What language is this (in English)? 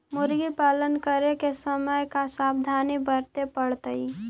Magahi